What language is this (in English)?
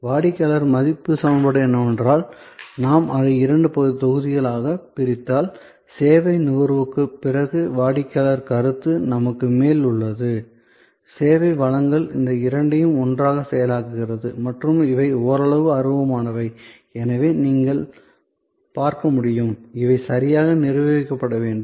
Tamil